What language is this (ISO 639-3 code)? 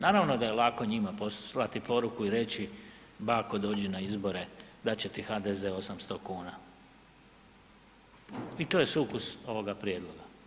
hrv